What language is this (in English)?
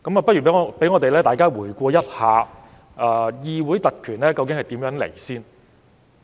Cantonese